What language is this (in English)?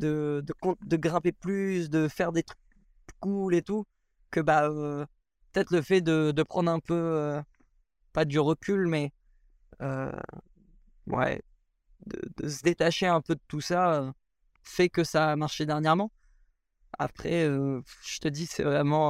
French